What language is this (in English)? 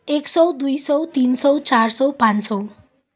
Nepali